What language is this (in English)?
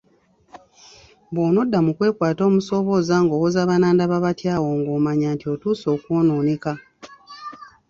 Ganda